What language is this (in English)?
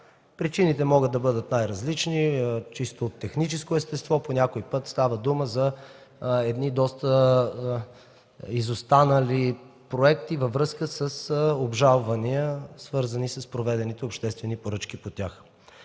Bulgarian